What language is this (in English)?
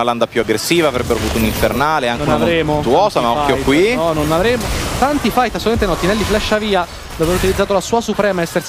Italian